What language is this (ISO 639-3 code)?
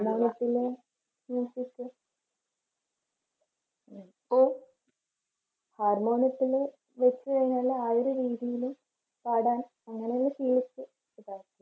mal